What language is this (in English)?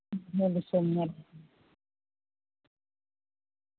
Santali